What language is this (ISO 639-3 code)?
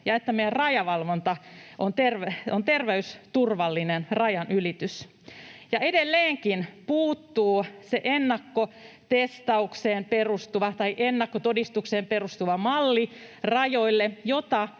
fin